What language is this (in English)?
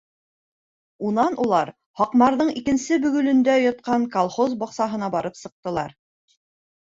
Bashkir